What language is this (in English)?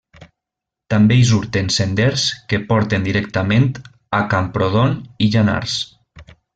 Catalan